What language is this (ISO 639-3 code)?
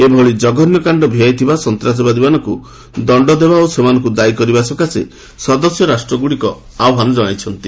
ori